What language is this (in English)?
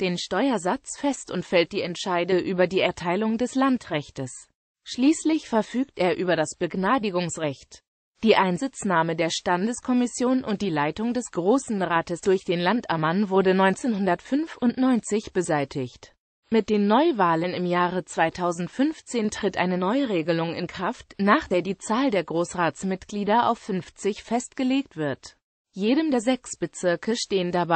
German